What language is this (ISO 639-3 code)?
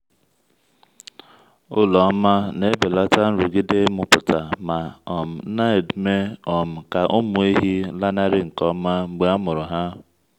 ibo